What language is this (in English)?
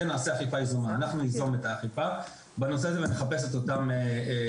Hebrew